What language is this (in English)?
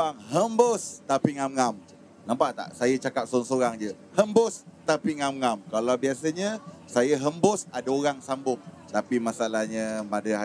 Malay